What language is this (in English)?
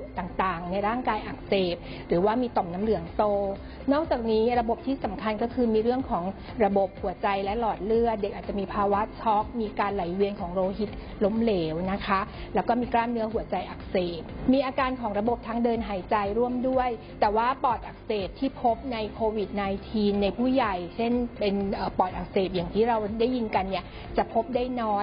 Thai